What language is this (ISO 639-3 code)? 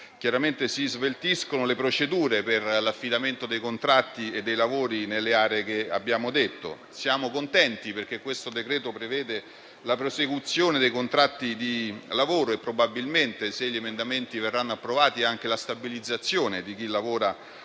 ita